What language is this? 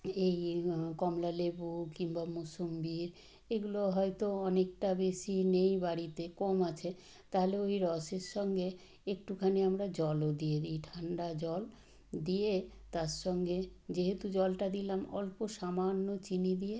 Bangla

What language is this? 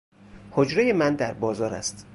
Persian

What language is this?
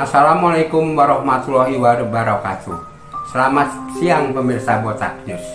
Indonesian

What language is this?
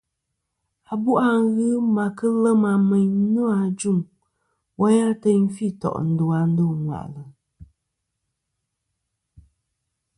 Kom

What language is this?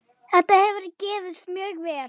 Icelandic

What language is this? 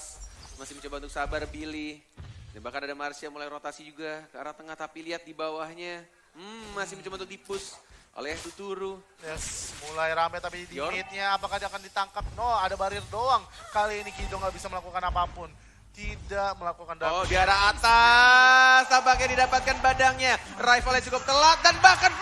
Indonesian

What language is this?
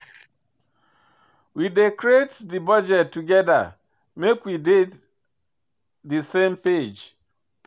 Nigerian Pidgin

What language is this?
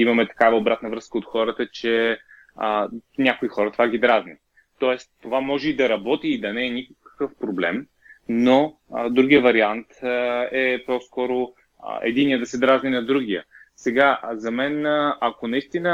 Bulgarian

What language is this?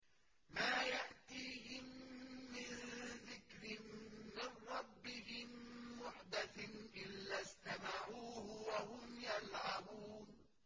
Arabic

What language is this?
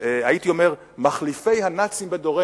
Hebrew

